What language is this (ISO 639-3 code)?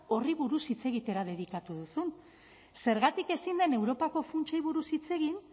eus